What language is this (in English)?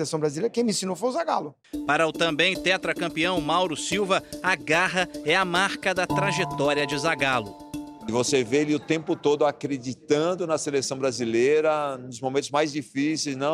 Portuguese